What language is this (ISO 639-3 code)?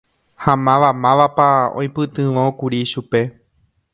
grn